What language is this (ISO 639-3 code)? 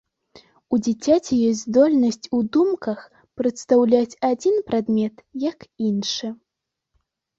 bel